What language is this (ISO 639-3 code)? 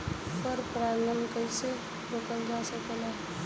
bho